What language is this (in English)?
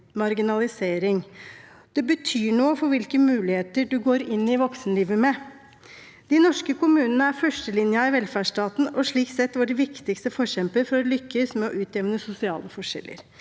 Norwegian